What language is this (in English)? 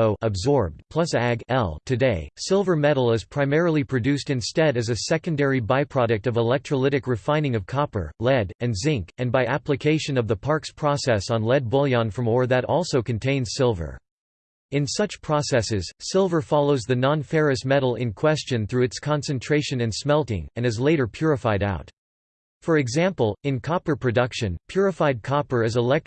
English